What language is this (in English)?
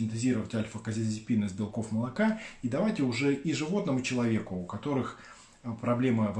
Russian